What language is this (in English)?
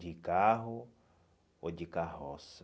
Portuguese